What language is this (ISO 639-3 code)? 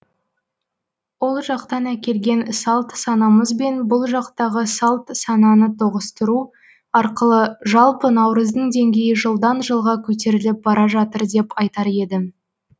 kaz